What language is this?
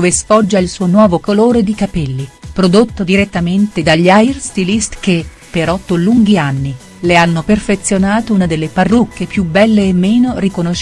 Italian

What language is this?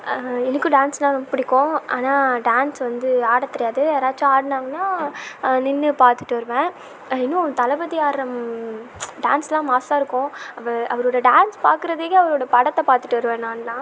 Tamil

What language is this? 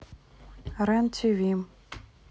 Russian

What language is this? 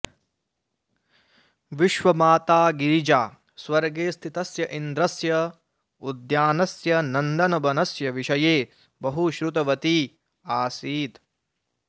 Sanskrit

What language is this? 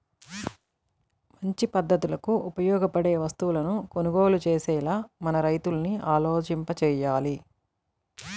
Telugu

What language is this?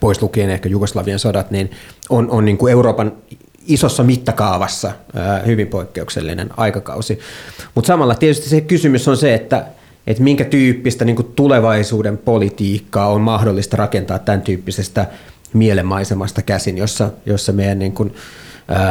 Finnish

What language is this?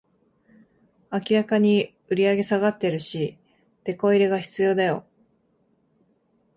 Japanese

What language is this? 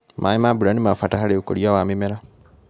Kikuyu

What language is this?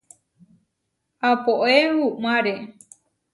Huarijio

